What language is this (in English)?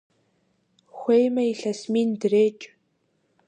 Kabardian